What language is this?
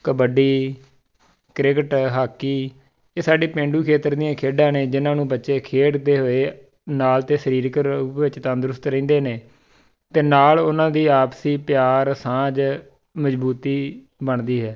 Punjabi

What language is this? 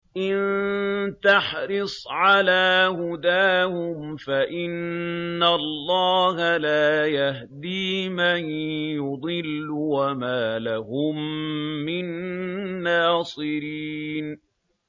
Arabic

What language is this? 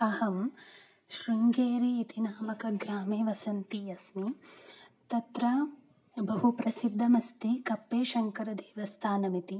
Sanskrit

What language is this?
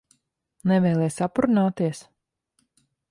Latvian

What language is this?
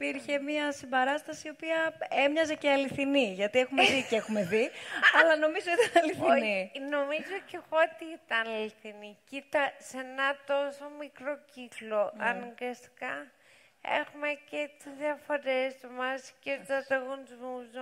Greek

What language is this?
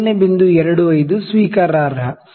Kannada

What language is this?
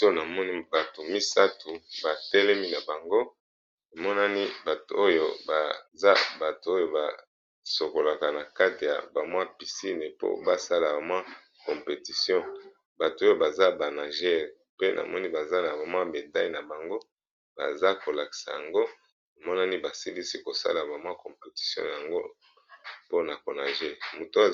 Lingala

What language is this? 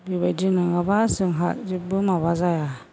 Bodo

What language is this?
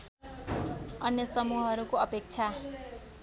Nepali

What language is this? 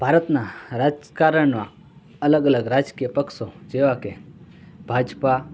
Gujarati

